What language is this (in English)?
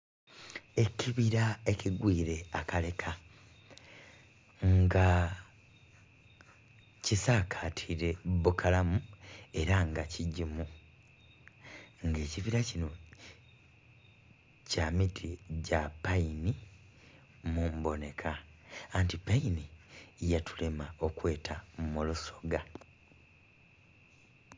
Soga